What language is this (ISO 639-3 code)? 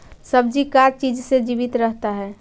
mag